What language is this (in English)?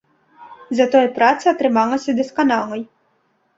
Belarusian